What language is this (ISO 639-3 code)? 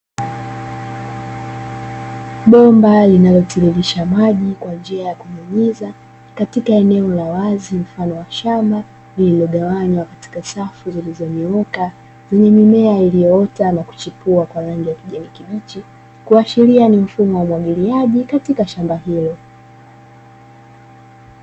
swa